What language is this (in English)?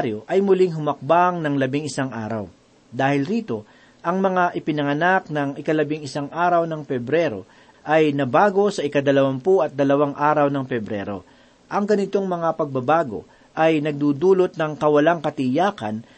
Filipino